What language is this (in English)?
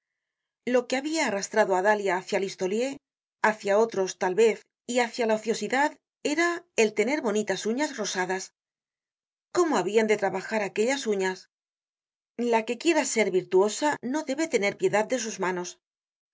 Spanish